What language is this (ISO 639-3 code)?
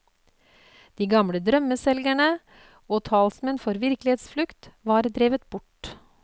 nor